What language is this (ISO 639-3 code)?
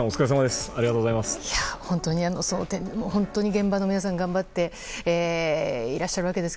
jpn